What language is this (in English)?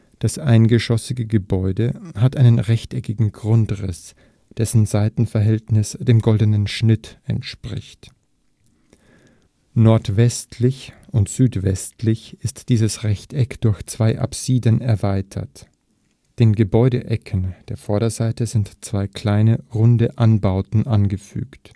German